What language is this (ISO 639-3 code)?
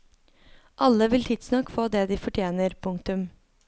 nor